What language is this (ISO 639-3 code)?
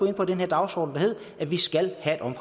dan